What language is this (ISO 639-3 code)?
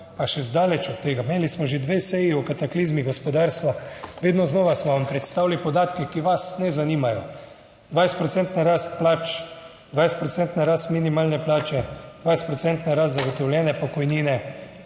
slv